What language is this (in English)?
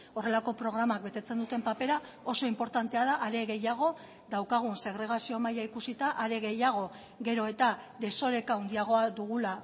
Basque